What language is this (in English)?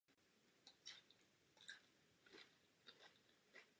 Czech